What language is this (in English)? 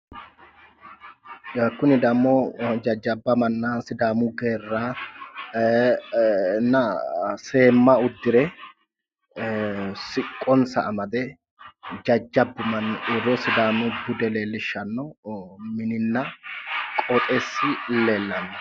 Sidamo